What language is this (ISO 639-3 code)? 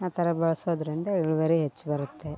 kan